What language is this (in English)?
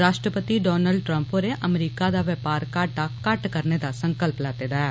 Dogri